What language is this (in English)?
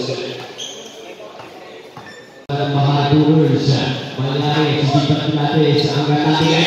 Indonesian